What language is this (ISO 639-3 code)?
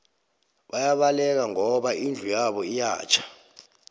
nbl